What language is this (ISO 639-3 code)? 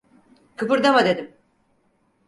tur